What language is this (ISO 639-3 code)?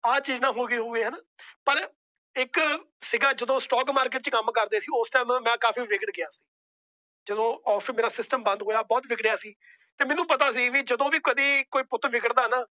pan